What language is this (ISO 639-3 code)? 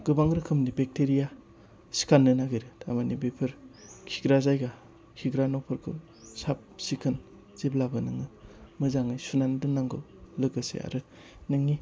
brx